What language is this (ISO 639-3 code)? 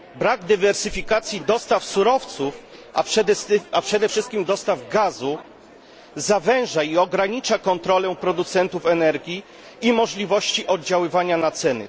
pol